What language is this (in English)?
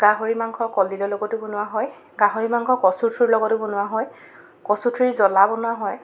Assamese